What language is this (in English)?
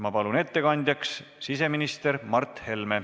Estonian